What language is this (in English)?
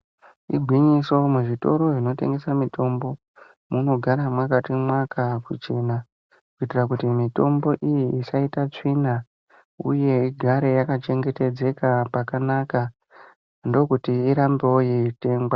Ndau